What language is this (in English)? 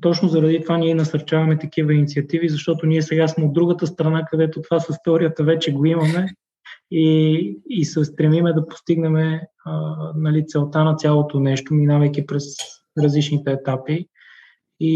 Bulgarian